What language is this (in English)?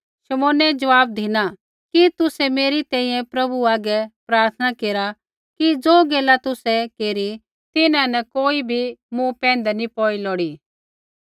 Kullu Pahari